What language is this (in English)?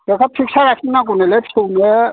Bodo